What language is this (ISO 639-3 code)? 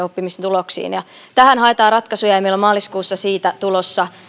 fin